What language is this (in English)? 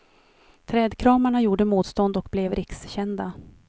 Swedish